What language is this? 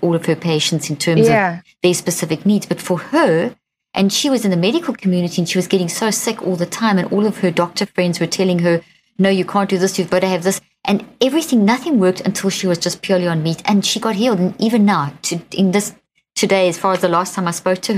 English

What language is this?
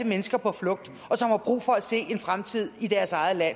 Danish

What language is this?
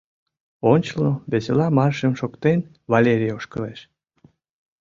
Mari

